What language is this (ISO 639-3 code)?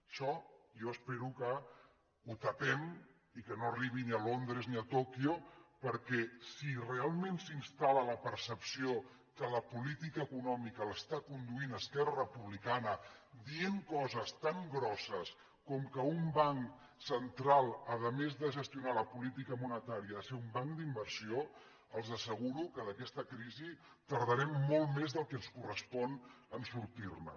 cat